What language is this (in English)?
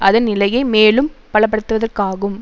Tamil